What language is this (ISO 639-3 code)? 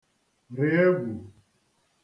ibo